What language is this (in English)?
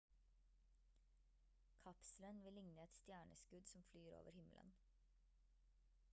Norwegian Bokmål